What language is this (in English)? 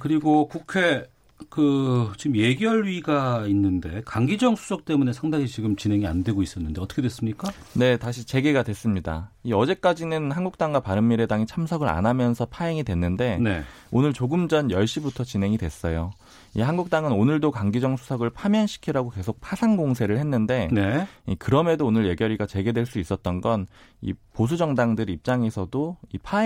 Korean